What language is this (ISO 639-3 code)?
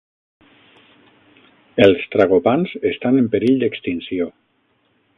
cat